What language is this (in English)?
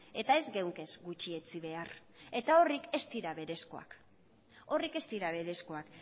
Basque